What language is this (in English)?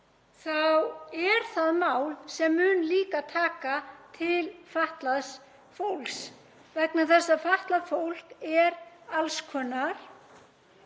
Icelandic